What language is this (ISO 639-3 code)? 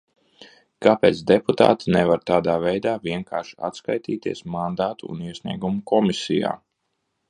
lav